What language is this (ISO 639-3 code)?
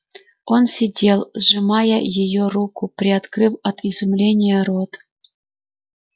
rus